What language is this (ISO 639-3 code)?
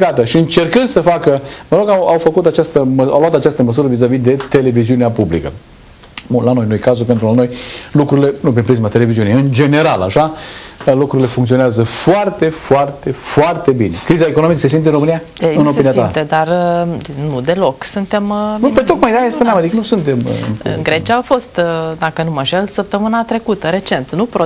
ron